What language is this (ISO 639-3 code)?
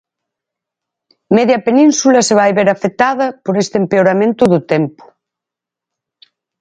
glg